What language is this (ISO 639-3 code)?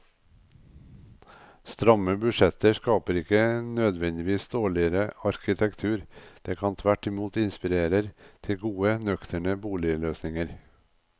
nor